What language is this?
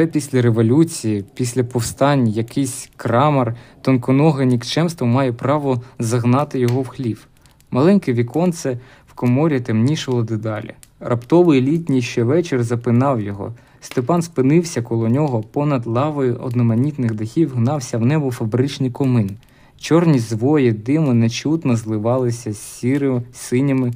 Ukrainian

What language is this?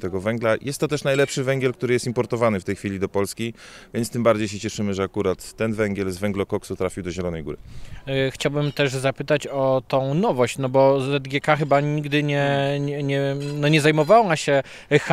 Polish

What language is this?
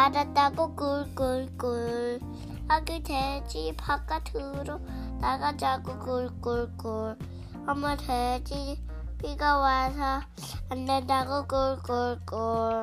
Korean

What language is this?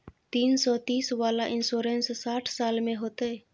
Maithili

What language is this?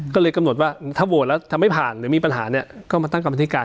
Thai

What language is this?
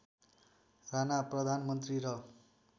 Nepali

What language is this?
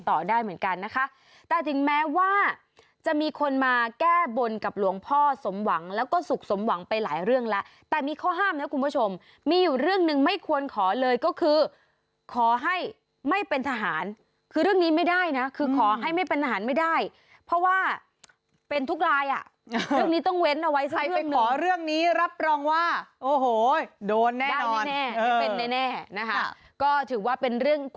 Thai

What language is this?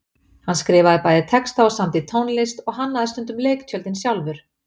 Icelandic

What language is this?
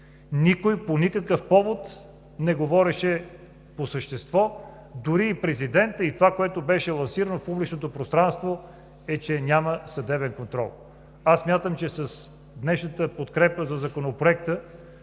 Bulgarian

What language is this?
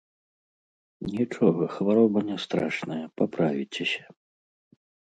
Belarusian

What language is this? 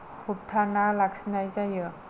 Bodo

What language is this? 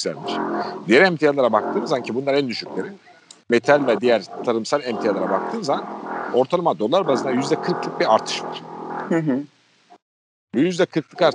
Turkish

